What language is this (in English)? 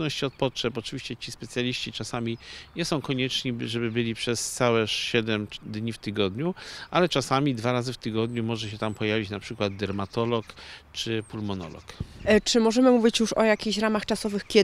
Polish